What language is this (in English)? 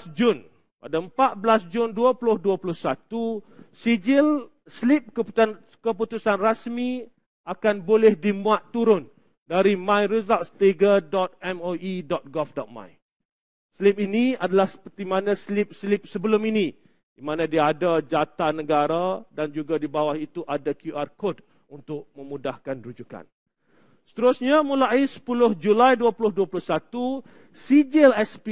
Malay